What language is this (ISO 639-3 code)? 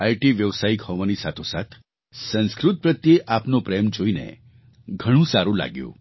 guj